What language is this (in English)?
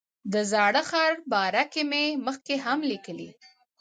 Pashto